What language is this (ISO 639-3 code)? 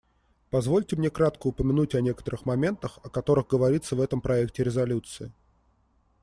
rus